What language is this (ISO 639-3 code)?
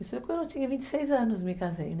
por